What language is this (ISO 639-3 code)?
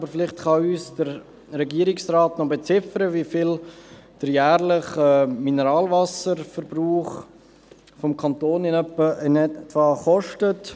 gsw